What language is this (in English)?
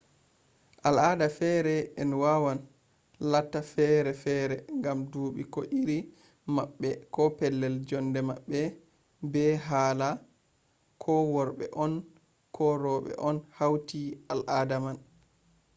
Fula